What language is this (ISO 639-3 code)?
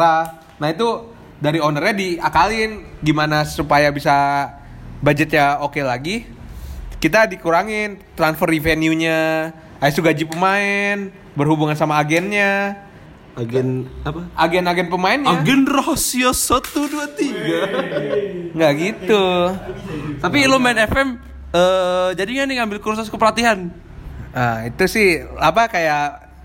ind